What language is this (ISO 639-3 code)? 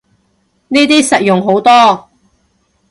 yue